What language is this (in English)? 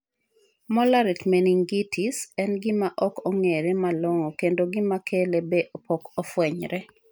Luo (Kenya and Tanzania)